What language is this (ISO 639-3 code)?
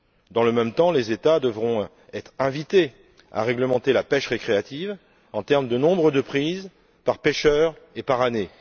fra